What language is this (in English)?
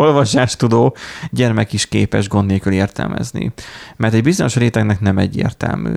Hungarian